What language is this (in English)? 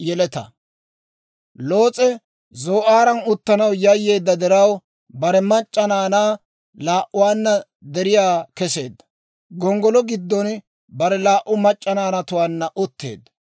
Dawro